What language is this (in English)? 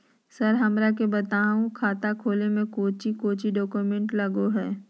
Magahi